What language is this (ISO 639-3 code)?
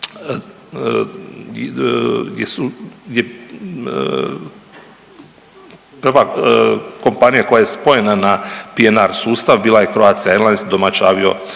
hrv